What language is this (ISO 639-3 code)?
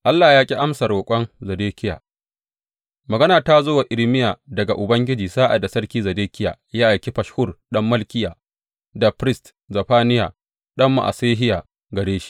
hau